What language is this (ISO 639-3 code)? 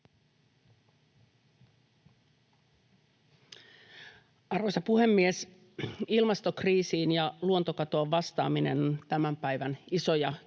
fin